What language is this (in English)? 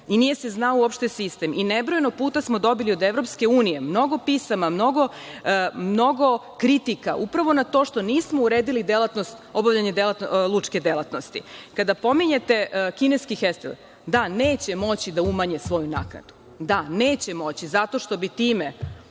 Serbian